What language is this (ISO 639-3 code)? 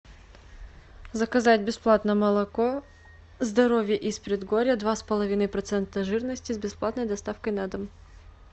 rus